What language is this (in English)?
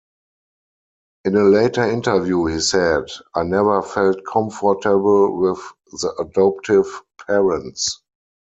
English